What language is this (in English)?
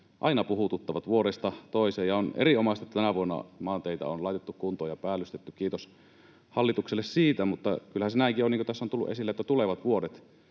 Finnish